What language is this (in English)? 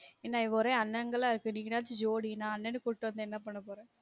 Tamil